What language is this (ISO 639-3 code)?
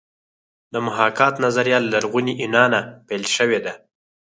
pus